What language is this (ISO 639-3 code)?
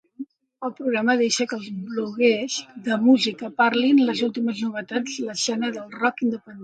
cat